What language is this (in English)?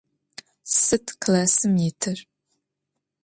Adyghe